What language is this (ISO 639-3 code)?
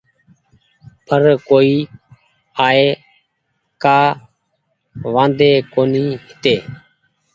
gig